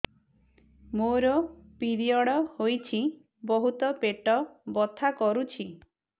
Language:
Odia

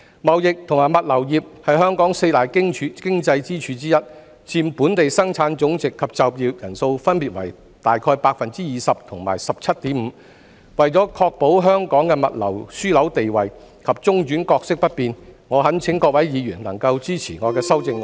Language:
Cantonese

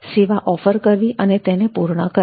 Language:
Gujarati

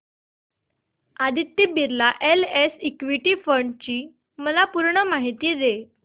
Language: Marathi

